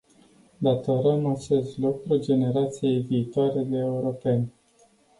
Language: Romanian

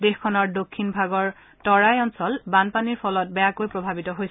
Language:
Assamese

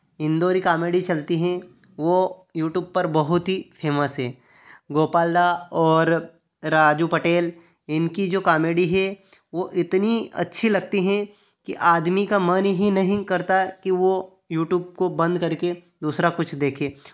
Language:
Hindi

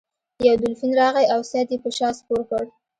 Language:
Pashto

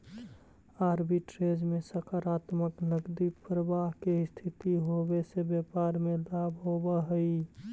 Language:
Magahi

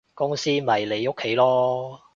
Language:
Cantonese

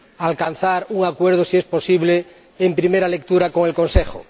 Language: Spanish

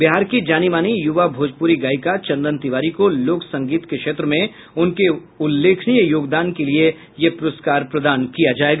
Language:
Hindi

